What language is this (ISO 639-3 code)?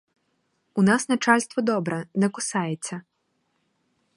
ukr